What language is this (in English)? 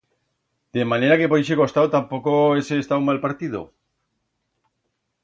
Aragonese